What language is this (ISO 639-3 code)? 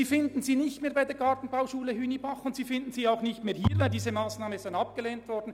gsw